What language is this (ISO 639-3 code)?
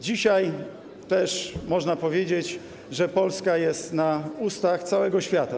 pol